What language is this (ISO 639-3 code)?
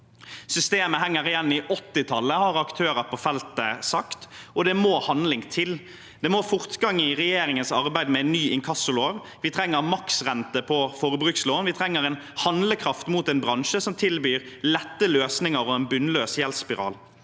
nor